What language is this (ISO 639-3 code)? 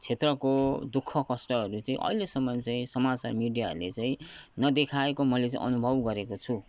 nep